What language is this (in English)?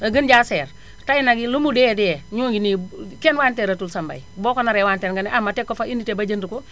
Wolof